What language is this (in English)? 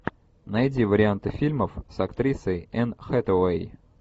Russian